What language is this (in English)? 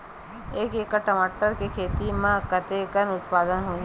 Chhattisgarhi